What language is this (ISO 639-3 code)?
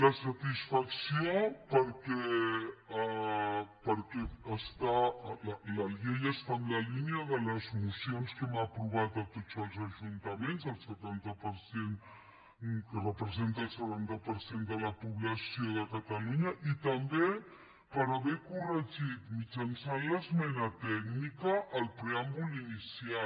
cat